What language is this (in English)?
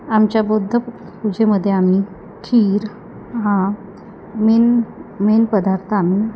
Marathi